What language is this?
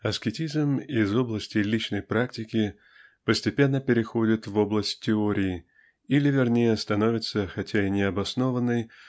Russian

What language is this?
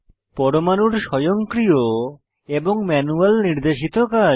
Bangla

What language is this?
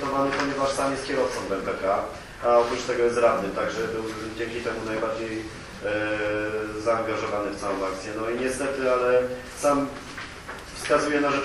Polish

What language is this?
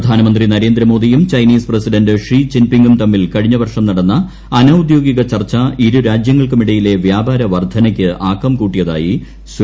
Malayalam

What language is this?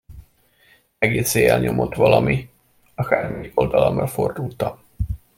Hungarian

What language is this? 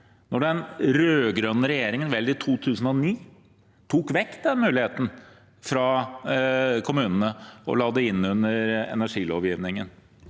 Norwegian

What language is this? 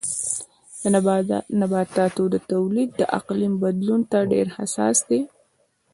Pashto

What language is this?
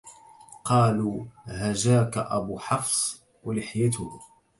Arabic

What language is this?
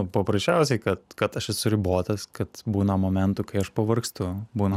Lithuanian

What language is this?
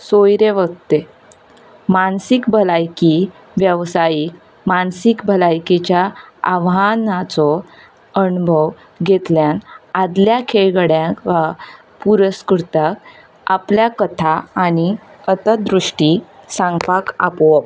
Konkani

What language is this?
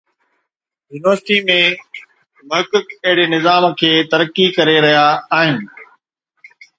Sindhi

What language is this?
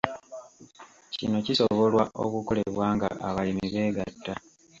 Ganda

